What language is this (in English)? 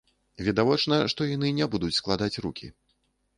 Belarusian